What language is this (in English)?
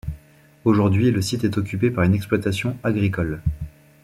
French